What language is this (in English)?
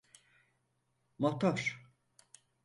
Turkish